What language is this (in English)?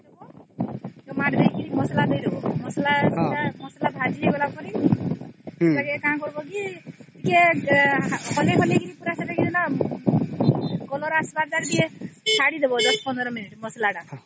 Odia